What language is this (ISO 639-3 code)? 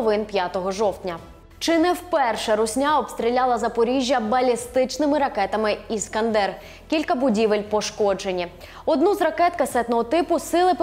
ukr